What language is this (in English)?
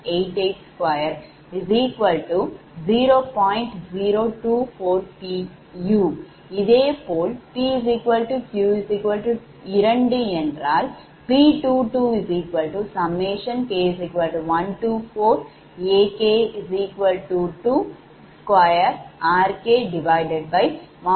Tamil